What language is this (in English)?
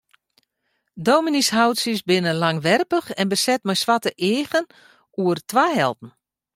Western Frisian